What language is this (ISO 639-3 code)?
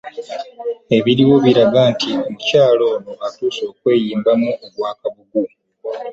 lug